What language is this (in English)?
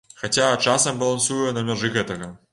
Belarusian